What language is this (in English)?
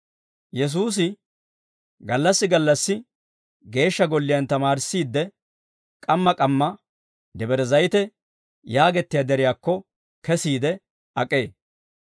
Dawro